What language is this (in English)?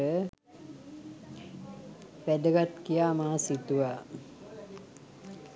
Sinhala